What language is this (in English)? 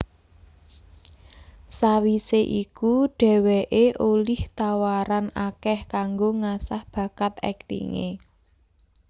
Javanese